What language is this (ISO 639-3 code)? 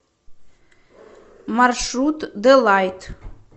rus